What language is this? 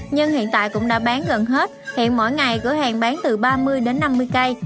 Vietnamese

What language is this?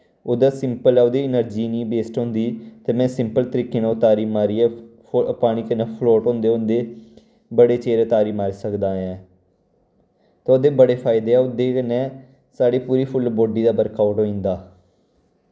Dogri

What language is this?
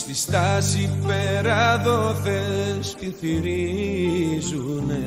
Greek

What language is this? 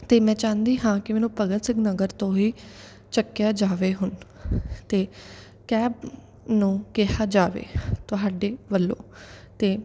Punjabi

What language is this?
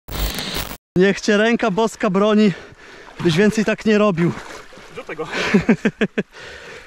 Polish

